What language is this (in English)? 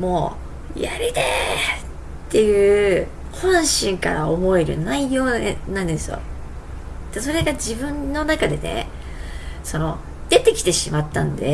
Japanese